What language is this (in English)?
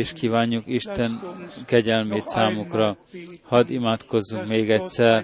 Hungarian